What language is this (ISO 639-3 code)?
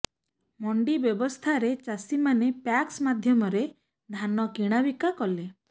ori